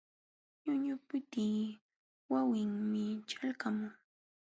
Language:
Jauja Wanca Quechua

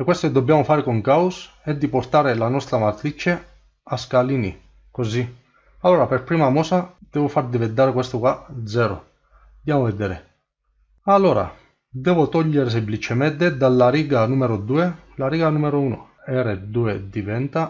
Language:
Italian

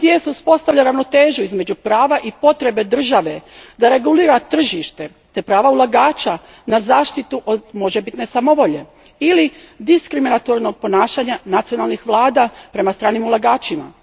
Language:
Croatian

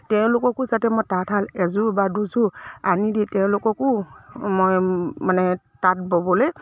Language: Assamese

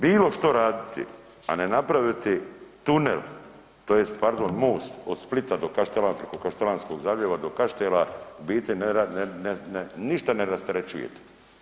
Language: Croatian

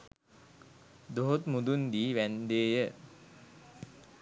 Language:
Sinhala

